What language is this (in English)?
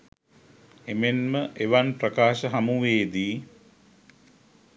Sinhala